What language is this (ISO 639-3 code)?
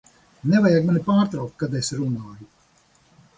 lav